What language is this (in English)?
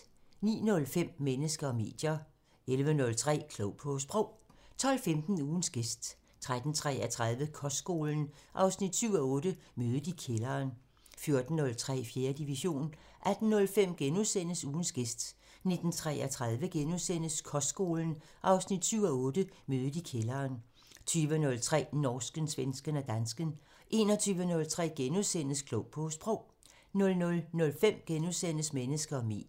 Danish